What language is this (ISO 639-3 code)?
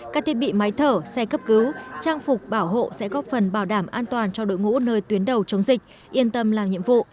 vie